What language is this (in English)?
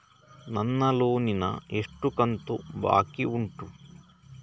Kannada